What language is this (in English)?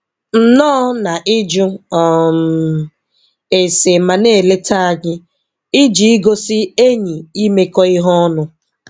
Igbo